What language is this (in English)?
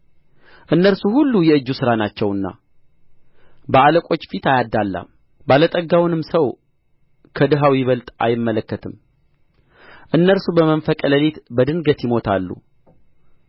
Amharic